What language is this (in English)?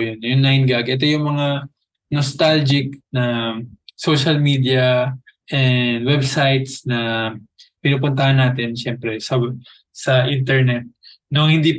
Filipino